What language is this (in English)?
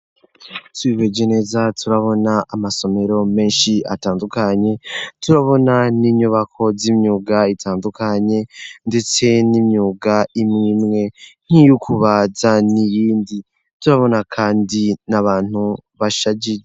Rundi